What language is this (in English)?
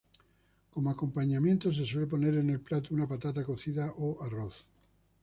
Spanish